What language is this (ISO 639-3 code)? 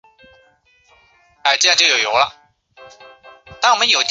zho